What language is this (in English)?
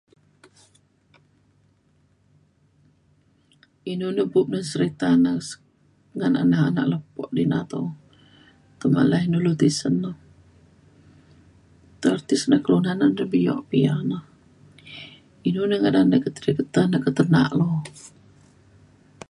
Mainstream Kenyah